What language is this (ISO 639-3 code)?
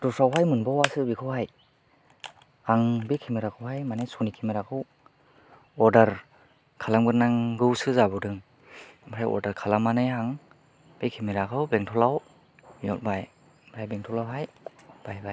brx